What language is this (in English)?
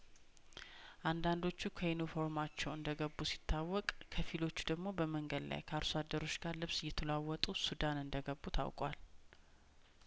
Amharic